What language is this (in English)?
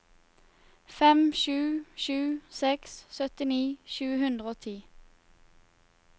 Norwegian